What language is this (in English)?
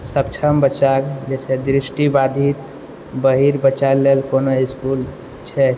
Maithili